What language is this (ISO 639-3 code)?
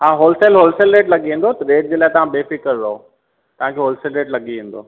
snd